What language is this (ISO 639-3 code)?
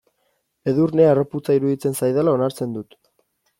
eus